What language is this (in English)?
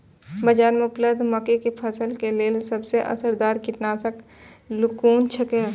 Maithili